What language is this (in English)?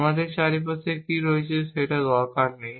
Bangla